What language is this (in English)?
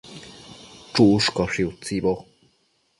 Matsés